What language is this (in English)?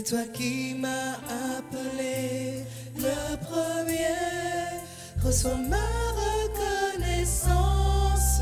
French